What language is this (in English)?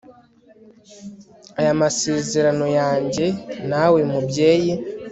Kinyarwanda